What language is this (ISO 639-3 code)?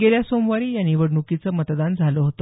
mar